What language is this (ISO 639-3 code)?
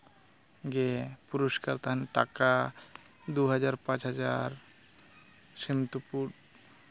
sat